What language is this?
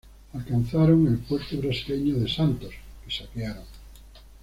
Spanish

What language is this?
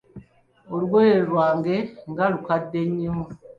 Ganda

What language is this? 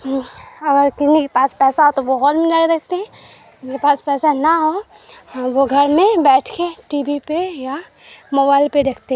Urdu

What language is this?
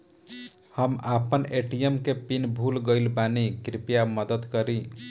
Bhojpuri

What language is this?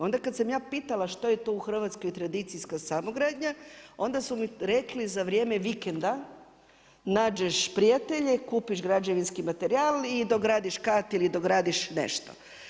Croatian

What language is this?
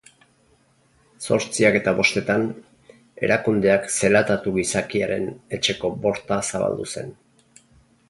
Basque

